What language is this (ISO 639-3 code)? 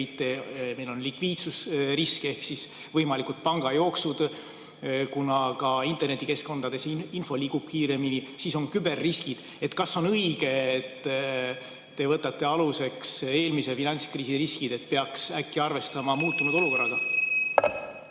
est